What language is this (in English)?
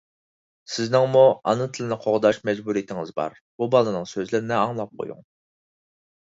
Uyghur